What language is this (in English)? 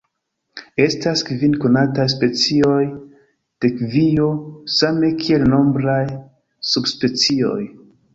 Esperanto